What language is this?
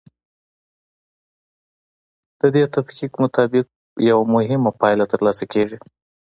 Pashto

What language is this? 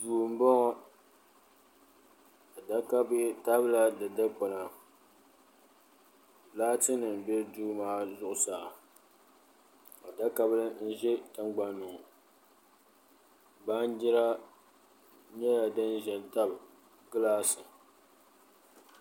Dagbani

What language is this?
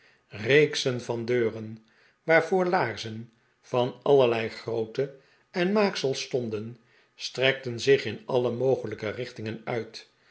Dutch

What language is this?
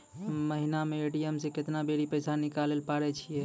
Maithili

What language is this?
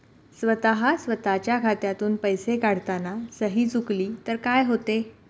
Marathi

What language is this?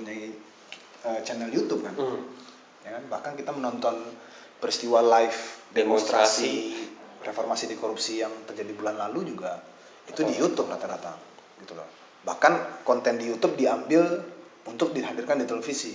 Indonesian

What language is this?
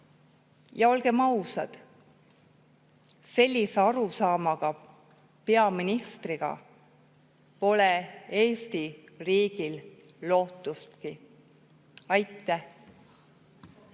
Estonian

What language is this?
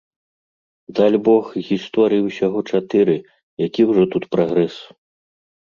Belarusian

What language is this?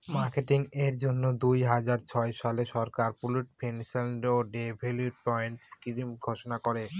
Bangla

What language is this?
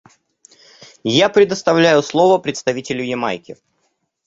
Russian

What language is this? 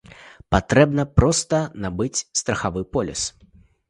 Belarusian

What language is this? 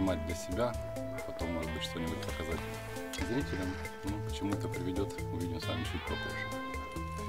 Russian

